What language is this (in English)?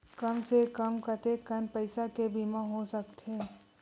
Chhattisgarhi